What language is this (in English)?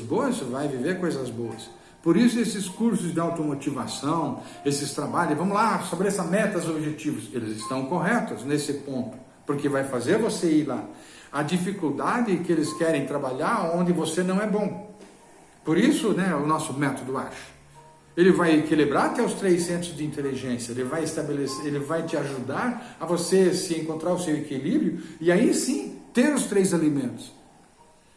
Portuguese